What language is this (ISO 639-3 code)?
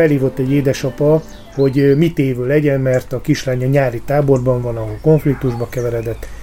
hun